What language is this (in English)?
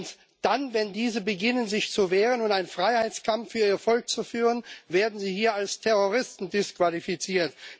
German